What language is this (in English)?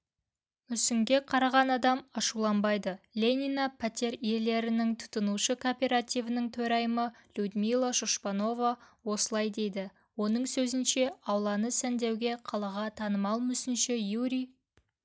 Kazakh